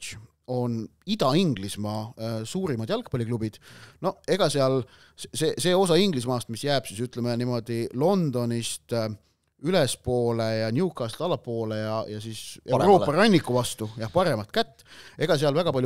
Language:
Finnish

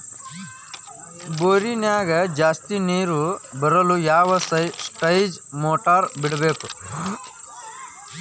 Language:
Kannada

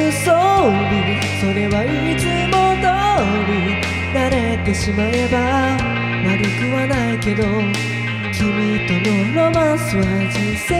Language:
Korean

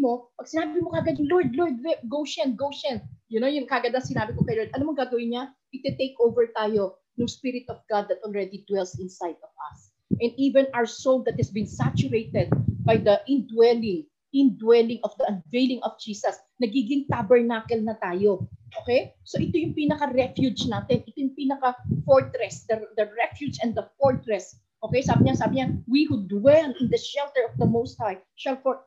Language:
Filipino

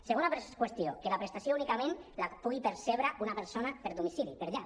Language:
Catalan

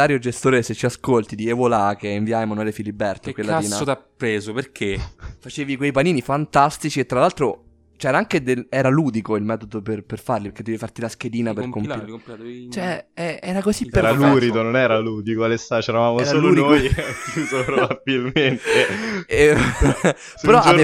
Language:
Italian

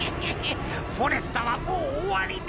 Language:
Japanese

